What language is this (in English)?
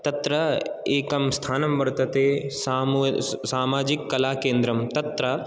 Sanskrit